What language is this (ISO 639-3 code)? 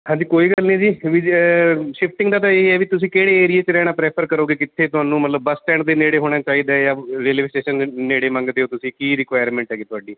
pan